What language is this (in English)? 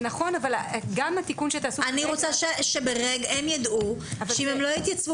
Hebrew